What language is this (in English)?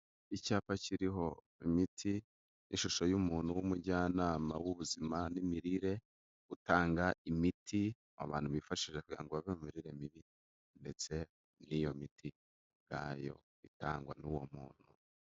Kinyarwanda